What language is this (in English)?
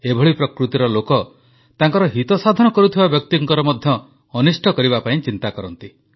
Odia